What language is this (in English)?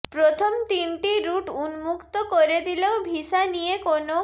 Bangla